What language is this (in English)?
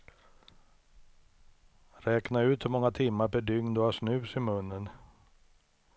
Swedish